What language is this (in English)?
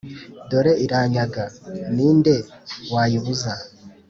Kinyarwanda